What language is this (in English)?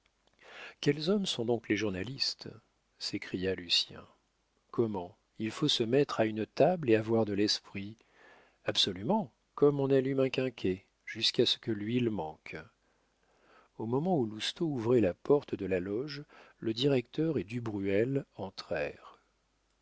French